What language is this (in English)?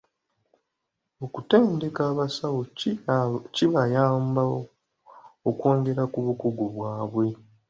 Ganda